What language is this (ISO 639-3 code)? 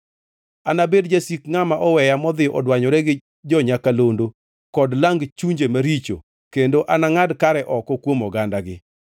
luo